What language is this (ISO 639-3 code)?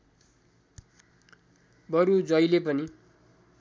nep